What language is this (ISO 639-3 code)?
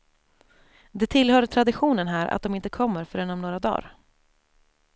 swe